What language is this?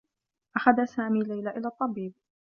Arabic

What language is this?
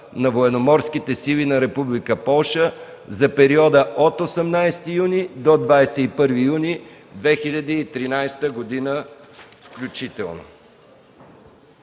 Bulgarian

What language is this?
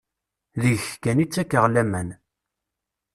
Kabyle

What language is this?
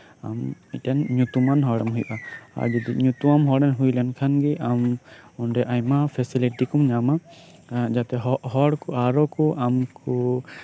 Santali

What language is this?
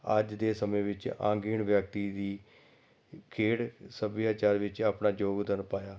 Punjabi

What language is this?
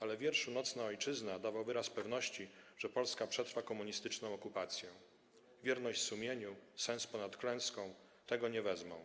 Polish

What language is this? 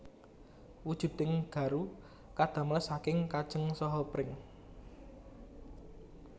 Javanese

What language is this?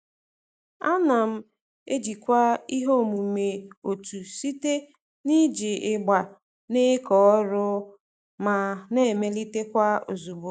Igbo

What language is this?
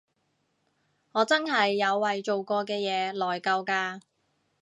Cantonese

